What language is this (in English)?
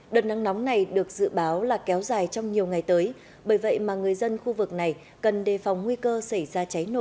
Vietnamese